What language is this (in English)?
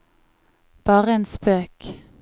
Norwegian